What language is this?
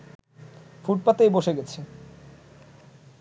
Bangla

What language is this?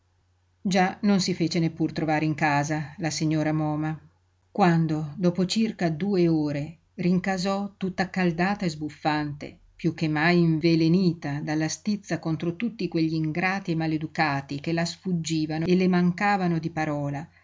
Italian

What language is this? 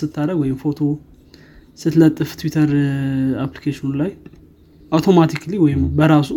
Amharic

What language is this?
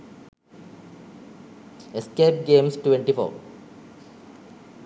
Sinhala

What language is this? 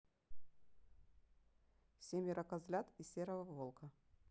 Russian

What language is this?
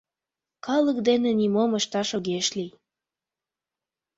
Mari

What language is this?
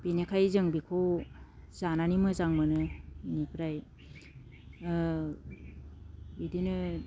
Bodo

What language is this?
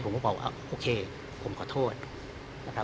Thai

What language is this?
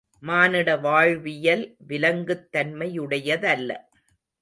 Tamil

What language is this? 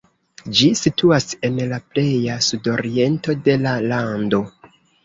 Esperanto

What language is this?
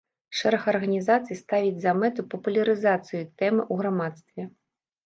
Belarusian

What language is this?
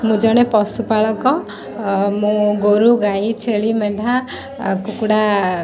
Odia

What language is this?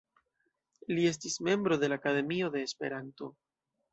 Esperanto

